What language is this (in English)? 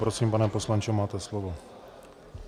Czech